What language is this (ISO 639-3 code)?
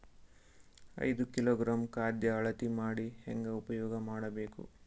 kan